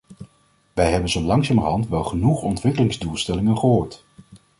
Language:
Dutch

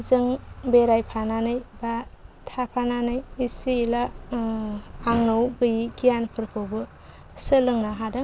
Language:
Bodo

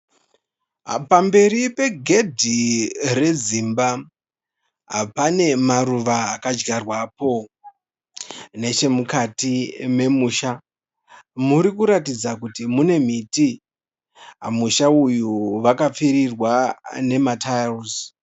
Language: Shona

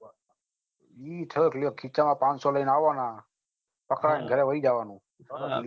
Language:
Gujarati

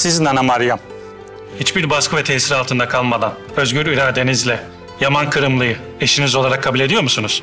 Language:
Turkish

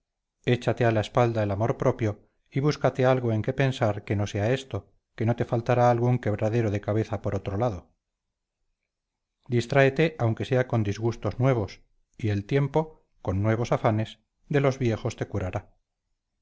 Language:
Spanish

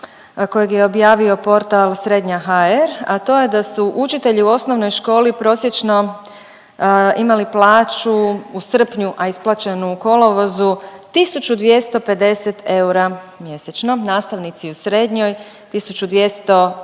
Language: Croatian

